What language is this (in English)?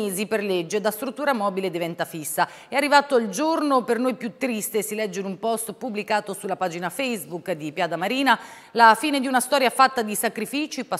Italian